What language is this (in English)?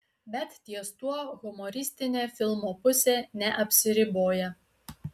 Lithuanian